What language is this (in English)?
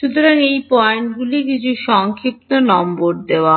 Bangla